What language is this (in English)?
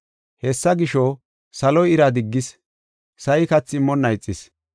Gofa